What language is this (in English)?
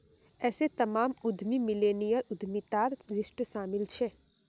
Magahi